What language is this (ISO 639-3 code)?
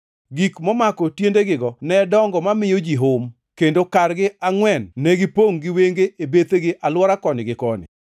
luo